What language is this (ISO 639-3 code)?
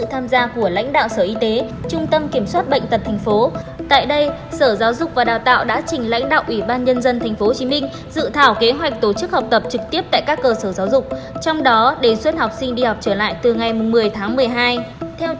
vie